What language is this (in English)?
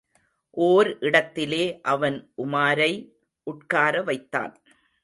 Tamil